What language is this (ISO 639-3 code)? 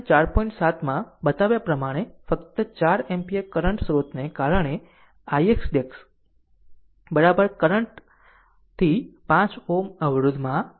guj